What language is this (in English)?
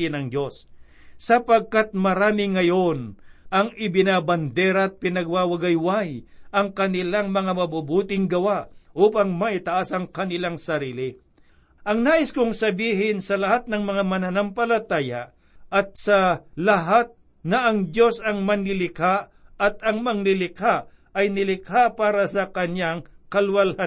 Filipino